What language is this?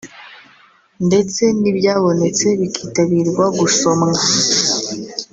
Kinyarwanda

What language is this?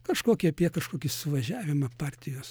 Lithuanian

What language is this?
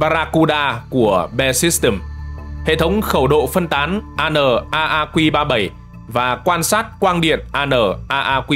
Vietnamese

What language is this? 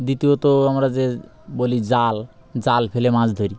Bangla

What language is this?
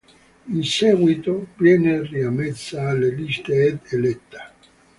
Italian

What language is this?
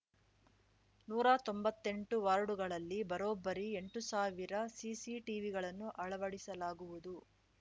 Kannada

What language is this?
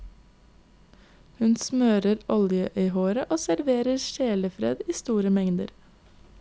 Norwegian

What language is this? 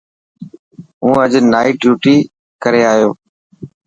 Dhatki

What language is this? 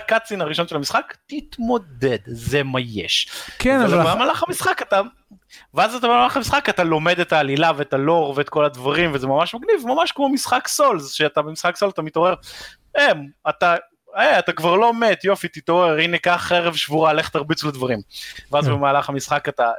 Hebrew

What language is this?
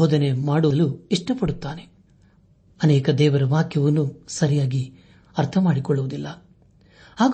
Kannada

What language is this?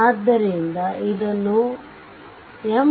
Kannada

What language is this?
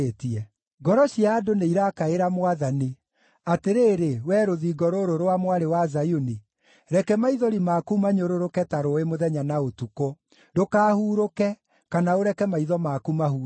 Kikuyu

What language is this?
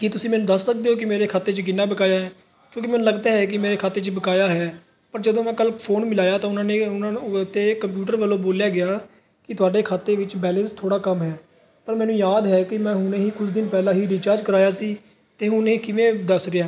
Punjabi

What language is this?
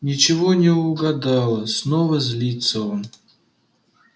Russian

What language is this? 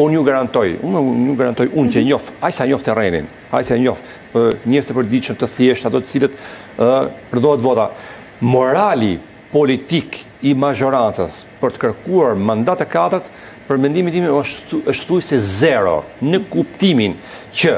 Romanian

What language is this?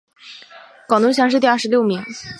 Chinese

